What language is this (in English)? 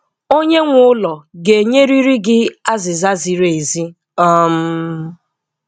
Igbo